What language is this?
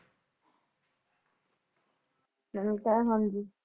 Punjabi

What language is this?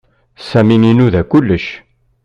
Kabyle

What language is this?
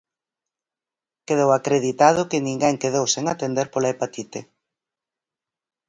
Galician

